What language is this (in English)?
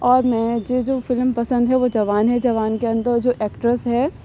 Urdu